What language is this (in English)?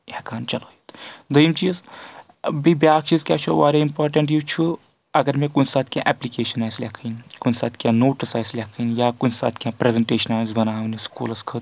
Kashmiri